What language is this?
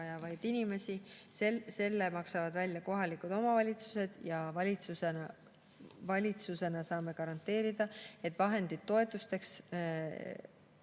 Estonian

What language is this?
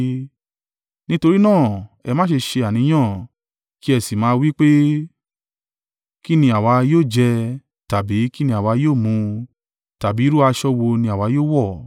Yoruba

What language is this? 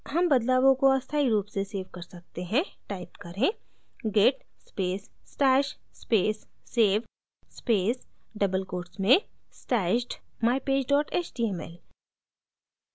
Hindi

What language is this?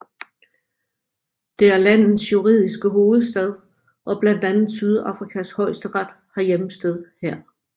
Danish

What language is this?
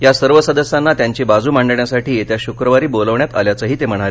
Marathi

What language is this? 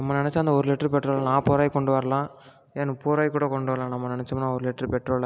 Tamil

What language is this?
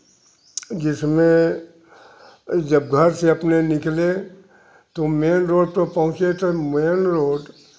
Hindi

